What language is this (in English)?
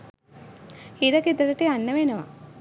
Sinhala